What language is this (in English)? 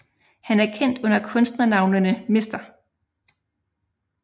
Danish